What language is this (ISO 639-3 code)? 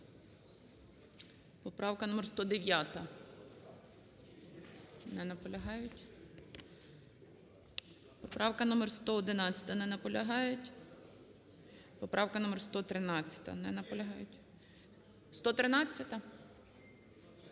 ukr